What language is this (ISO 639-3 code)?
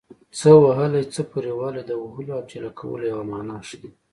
pus